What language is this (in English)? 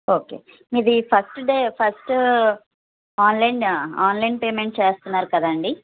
Telugu